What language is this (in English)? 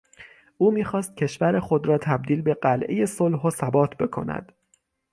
Persian